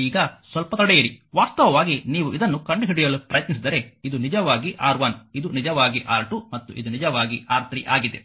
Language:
Kannada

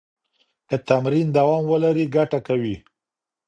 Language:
Pashto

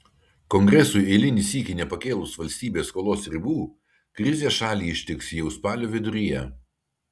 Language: Lithuanian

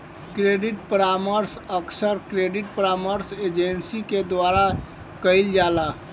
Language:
Bhojpuri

